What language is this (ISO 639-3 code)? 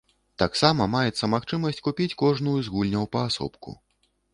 bel